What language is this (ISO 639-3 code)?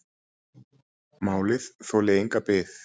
isl